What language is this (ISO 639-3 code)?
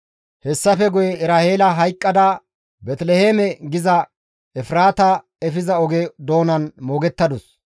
gmv